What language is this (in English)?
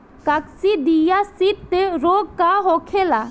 Bhojpuri